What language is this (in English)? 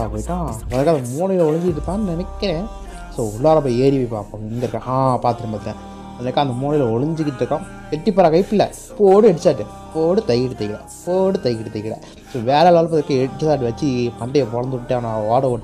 Indonesian